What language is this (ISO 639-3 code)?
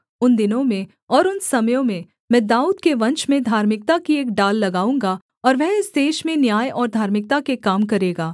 hin